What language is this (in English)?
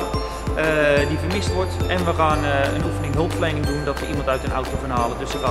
Dutch